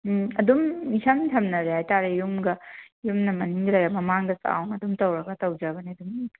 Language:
Manipuri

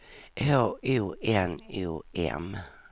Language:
Swedish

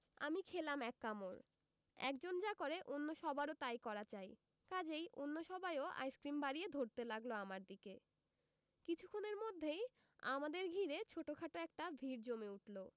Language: Bangla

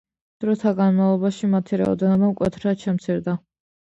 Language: Georgian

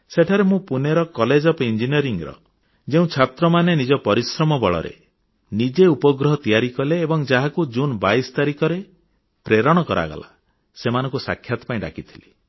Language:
Odia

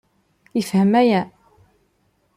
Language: Kabyle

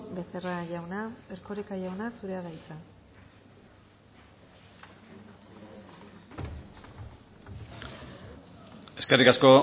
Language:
Basque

